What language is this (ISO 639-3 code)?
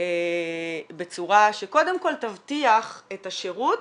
heb